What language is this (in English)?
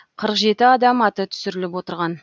Kazakh